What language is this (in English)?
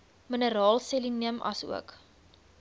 Afrikaans